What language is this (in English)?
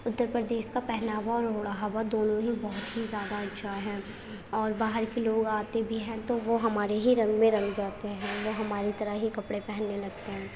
Urdu